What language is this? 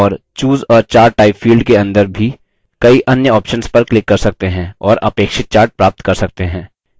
Hindi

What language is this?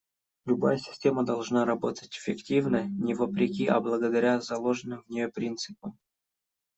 Russian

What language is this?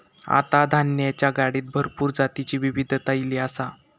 Marathi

